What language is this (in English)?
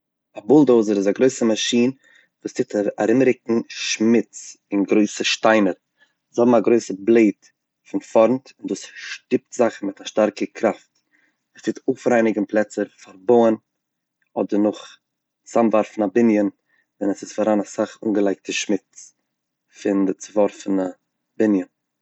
Yiddish